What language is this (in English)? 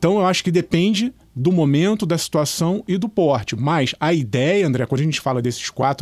Portuguese